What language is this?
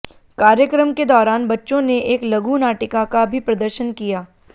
Hindi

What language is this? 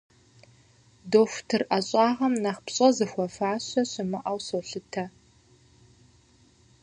Kabardian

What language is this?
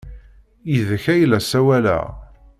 Kabyle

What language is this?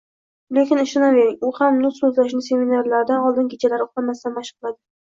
Uzbek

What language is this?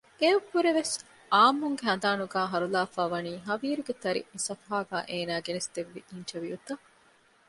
Divehi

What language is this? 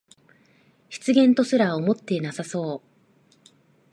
Japanese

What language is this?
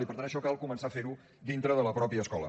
Catalan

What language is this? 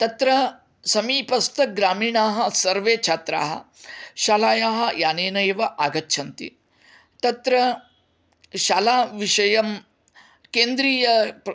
Sanskrit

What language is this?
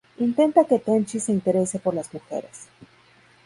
Spanish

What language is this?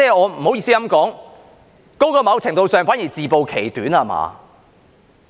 Cantonese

